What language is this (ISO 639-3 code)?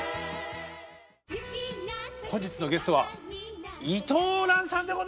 jpn